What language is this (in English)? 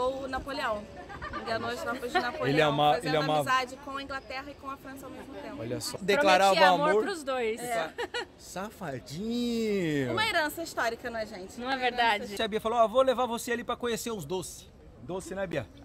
Portuguese